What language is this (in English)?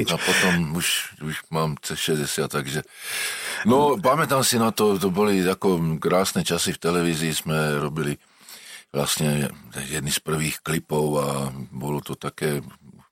Slovak